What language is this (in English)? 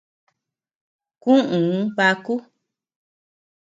Tepeuxila Cuicatec